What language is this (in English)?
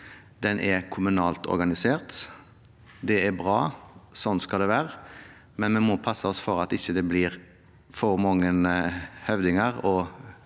Norwegian